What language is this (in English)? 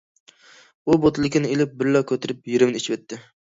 Uyghur